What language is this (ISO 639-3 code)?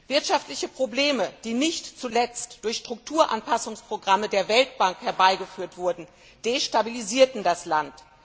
deu